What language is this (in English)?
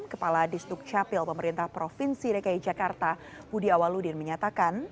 Indonesian